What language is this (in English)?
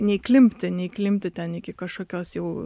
Lithuanian